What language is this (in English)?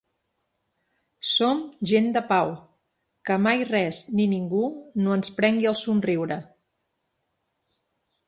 Catalan